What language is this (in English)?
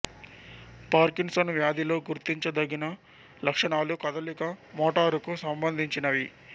Telugu